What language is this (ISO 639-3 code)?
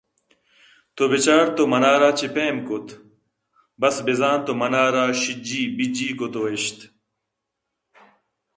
bgp